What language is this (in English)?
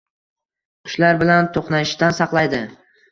Uzbek